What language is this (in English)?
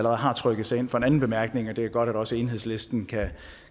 Danish